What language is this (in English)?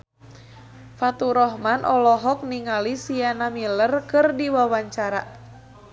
Sundanese